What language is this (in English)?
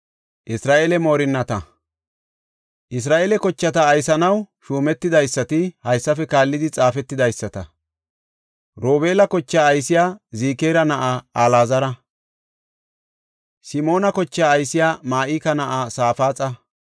Gofa